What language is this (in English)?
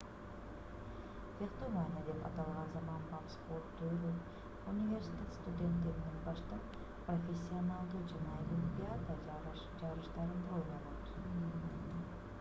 Kyrgyz